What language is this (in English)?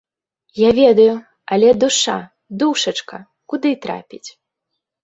Belarusian